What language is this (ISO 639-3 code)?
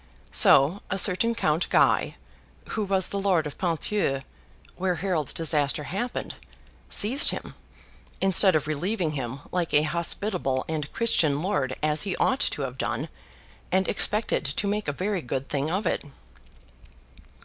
eng